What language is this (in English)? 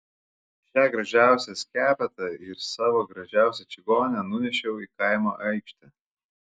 Lithuanian